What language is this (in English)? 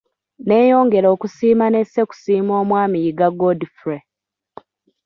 Ganda